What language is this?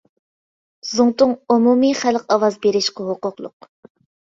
Uyghur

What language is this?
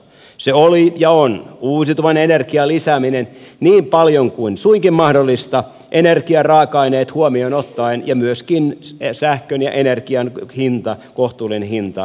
Finnish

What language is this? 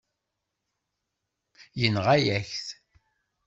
Kabyle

